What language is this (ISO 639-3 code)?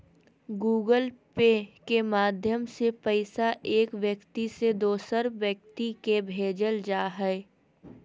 mag